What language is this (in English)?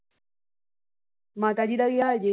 Punjabi